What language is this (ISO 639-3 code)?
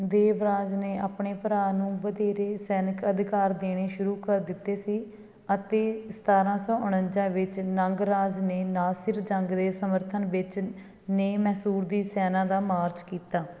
pan